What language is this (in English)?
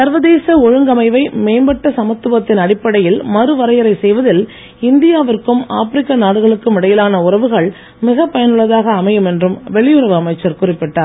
Tamil